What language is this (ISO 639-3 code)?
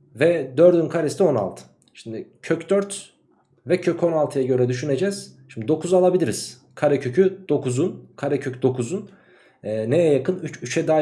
tur